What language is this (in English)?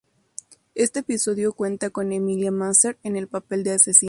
Spanish